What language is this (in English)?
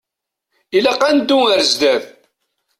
Kabyle